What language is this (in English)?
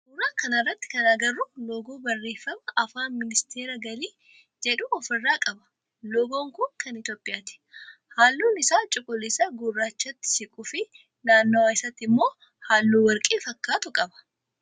Oromo